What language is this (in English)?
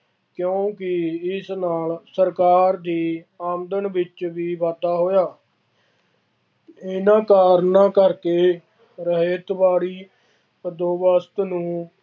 Punjabi